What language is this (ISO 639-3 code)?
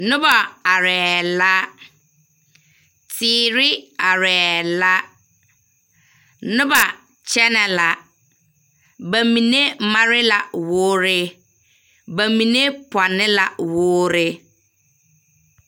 dga